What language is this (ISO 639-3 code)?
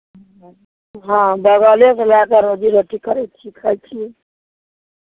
mai